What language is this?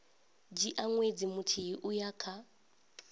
Venda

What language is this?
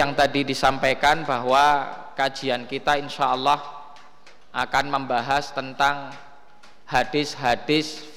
Indonesian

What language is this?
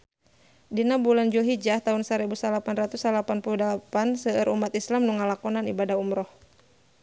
Sundanese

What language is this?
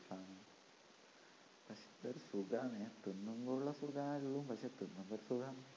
Malayalam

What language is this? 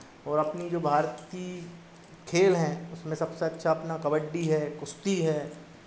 Hindi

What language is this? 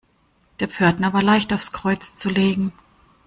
German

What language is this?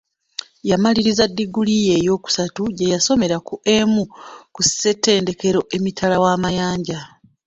Ganda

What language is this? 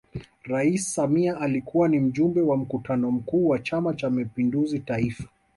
Swahili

